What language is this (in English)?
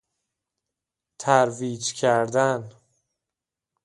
Persian